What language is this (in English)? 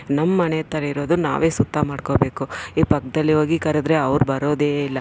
Kannada